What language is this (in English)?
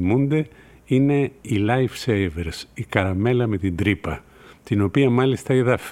Greek